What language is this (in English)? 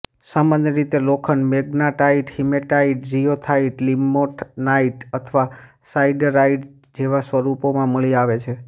Gujarati